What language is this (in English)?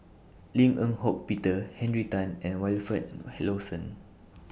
English